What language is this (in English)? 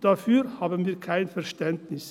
Swiss German